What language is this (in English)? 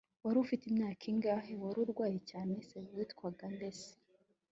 Kinyarwanda